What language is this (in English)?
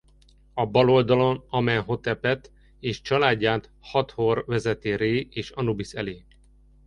Hungarian